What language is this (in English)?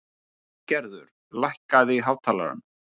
Icelandic